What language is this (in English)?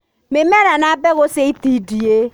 Kikuyu